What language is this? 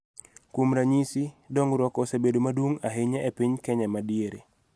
Luo (Kenya and Tanzania)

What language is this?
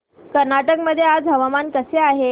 Marathi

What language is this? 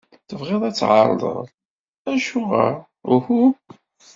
Kabyle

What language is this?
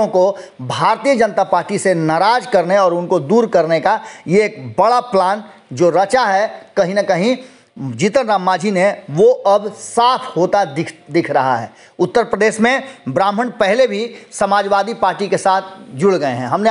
Hindi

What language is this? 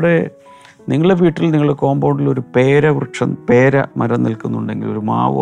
Malayalam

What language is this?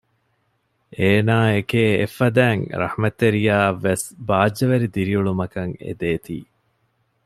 Divehi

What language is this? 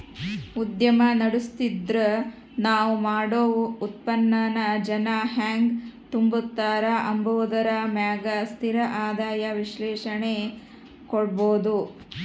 Kannada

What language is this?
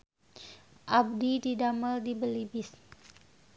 Sundanese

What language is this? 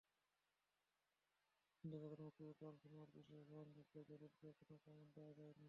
Bangla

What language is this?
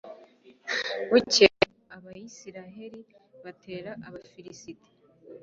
Kinyarwanda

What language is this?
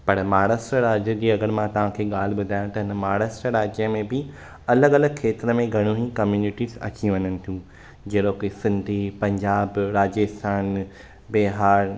Sindhi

